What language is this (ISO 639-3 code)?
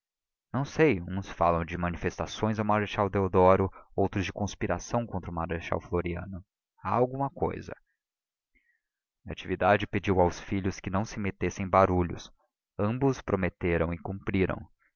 por